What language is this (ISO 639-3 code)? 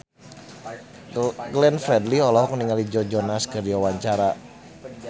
sun